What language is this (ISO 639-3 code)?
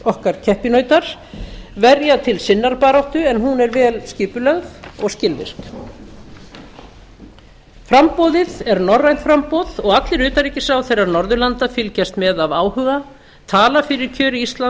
isl